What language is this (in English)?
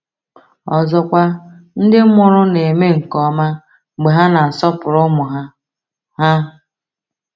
Igbo